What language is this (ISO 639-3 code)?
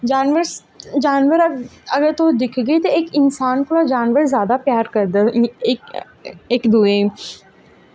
doi